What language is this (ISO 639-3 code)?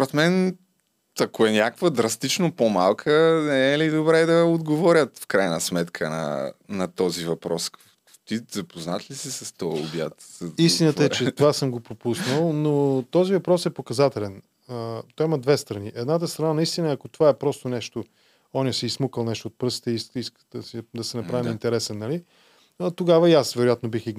bul